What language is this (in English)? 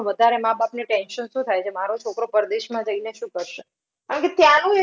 Gujarati